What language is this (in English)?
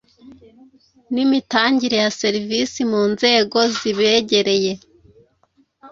Kinyarwanda